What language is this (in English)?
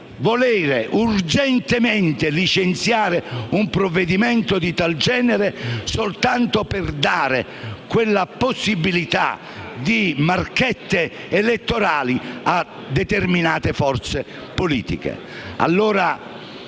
Italian